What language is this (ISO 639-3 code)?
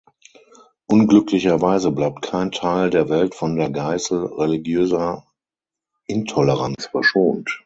deu